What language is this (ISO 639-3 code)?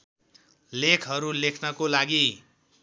nep